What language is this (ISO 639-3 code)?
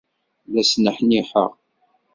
kab